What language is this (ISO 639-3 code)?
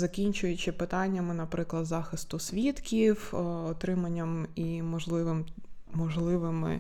ukr